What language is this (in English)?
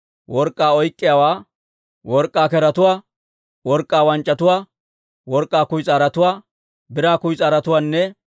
Dawro